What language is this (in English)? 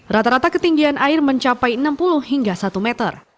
Indonesian